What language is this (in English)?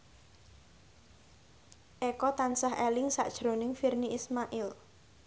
Javanese